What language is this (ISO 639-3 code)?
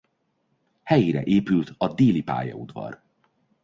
hun